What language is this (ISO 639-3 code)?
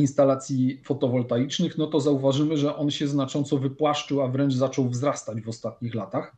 pol